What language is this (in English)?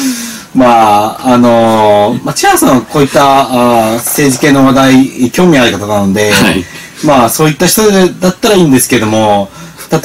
Japanese